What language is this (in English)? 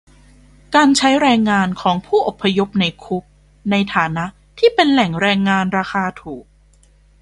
Thai